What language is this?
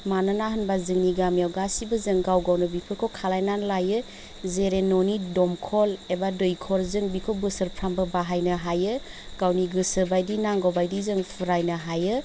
Bodo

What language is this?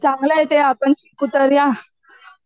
Marathi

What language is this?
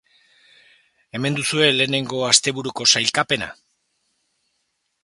Basque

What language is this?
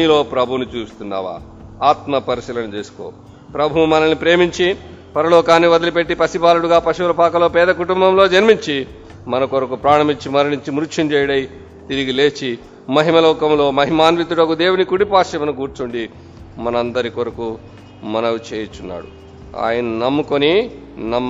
Telugu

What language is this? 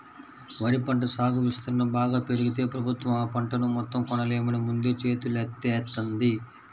Telugu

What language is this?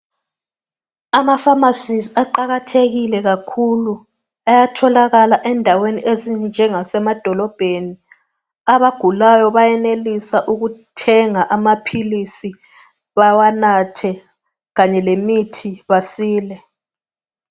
North Ndebele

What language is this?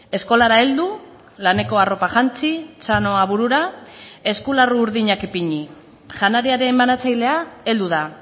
Basque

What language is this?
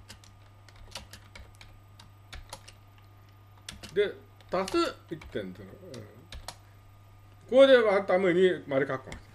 Japanese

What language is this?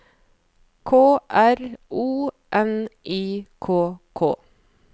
Norwegian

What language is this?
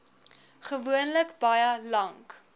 Afrikaans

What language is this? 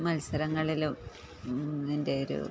Malayalam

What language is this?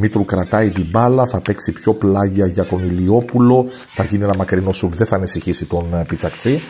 Greek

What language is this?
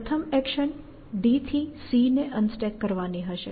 Gujarati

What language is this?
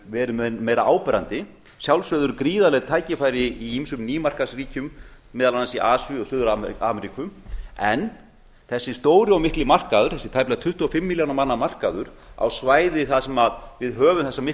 Icelandic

